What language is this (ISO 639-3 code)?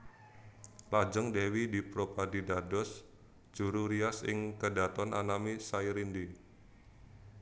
jav